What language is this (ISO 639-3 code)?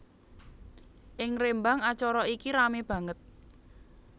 jav